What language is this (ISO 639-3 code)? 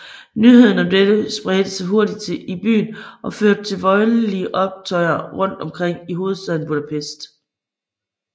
dan